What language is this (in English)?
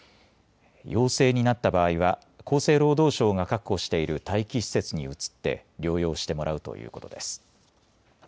Japanese